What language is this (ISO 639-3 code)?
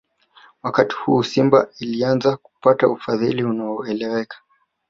swa